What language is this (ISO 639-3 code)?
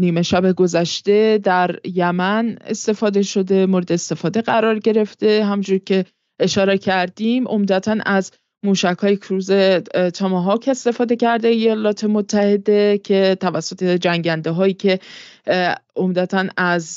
fas